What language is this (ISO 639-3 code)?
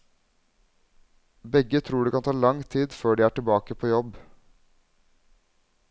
nor